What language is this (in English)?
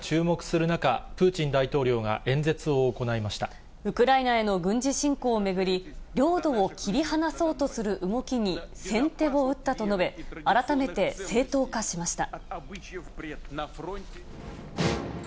Japanese